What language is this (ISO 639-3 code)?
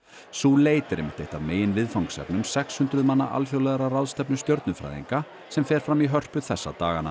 isl